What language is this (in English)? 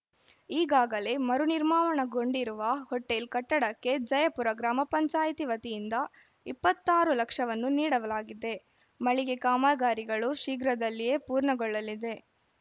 Kannada